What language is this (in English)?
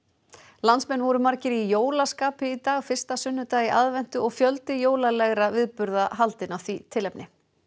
Icelandic